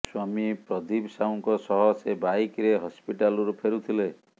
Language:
Odia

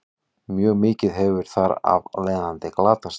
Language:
Icelandic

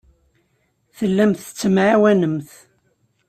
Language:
Kabyle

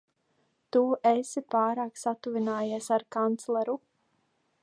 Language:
Latvian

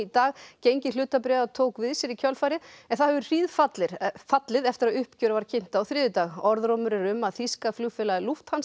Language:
Icelandic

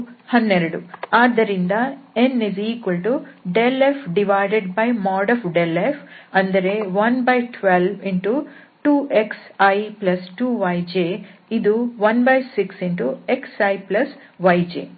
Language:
Kannada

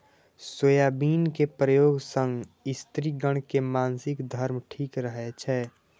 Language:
Maithili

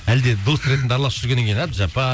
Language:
Kazakh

